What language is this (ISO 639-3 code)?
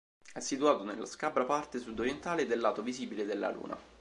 ita